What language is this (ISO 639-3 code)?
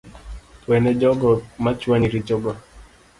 luo